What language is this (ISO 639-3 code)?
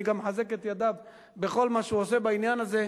heb